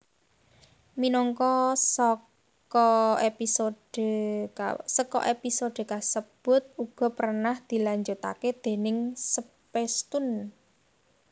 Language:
Javanese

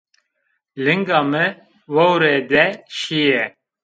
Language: Zaza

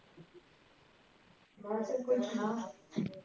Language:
Punjabi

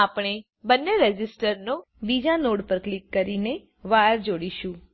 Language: Gujarati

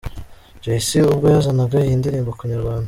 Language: Kinyarwanda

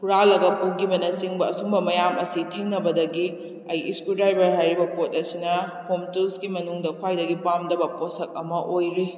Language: Manipuri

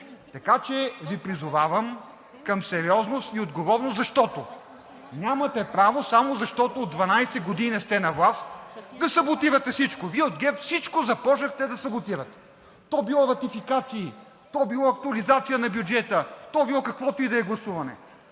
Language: Bulgarian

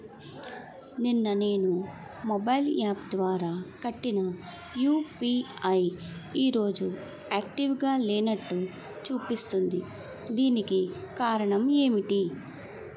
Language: Telugu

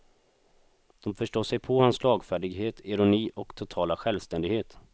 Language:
Swedish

